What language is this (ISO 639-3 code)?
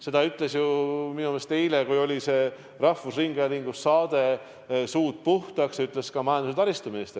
est